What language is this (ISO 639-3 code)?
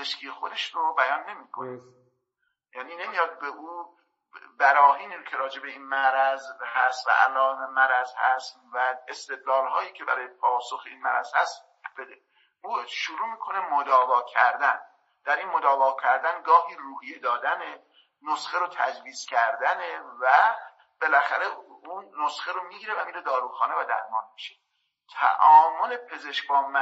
fas